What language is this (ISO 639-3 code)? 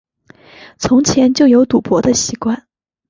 zho